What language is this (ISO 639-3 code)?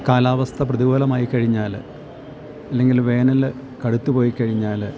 mal